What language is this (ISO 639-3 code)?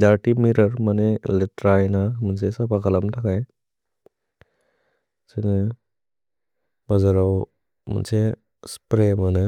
brx